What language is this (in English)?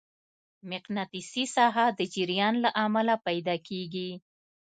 Pashto